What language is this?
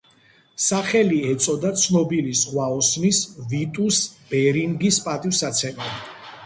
Georgian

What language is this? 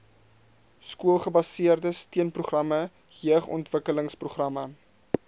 Afrikaans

